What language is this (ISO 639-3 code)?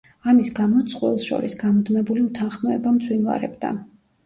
kat